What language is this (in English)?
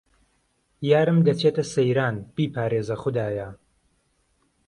Central Kurdish